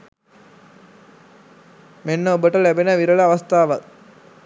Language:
Sinhala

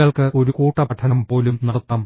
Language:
Malayalam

